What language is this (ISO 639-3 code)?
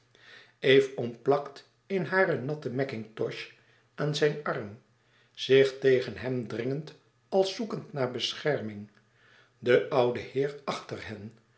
nld